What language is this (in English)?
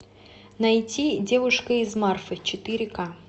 Russian